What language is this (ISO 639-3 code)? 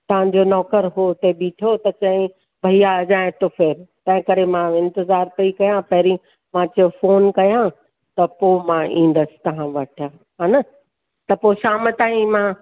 snd